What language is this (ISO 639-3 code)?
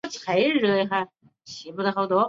zho